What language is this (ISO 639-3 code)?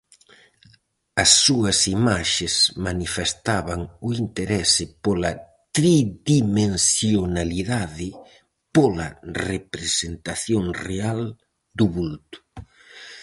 glg